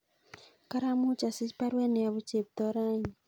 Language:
Kalenjin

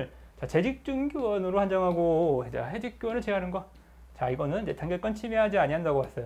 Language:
Korean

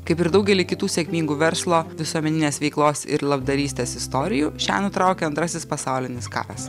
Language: Lithuanian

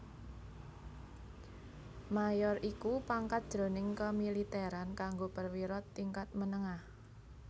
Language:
Javanese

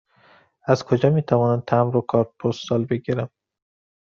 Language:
Persian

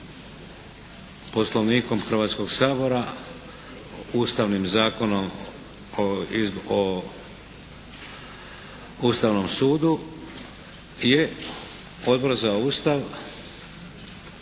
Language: Croatian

